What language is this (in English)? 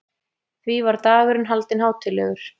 Icelandic